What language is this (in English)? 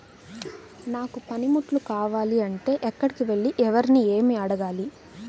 Telugu